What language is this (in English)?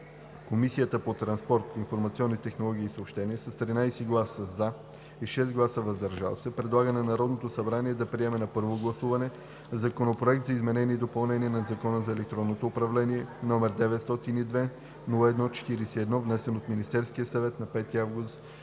Bulgarian